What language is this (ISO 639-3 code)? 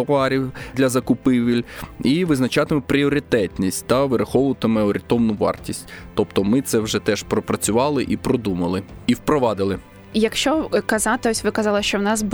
ukr